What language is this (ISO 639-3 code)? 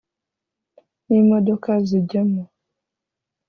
kin